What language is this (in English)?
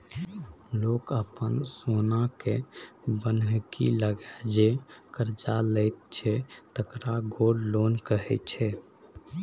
Maithili